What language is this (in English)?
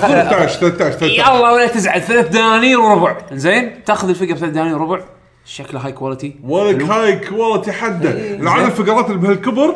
Arabic